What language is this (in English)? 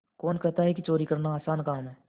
Hindi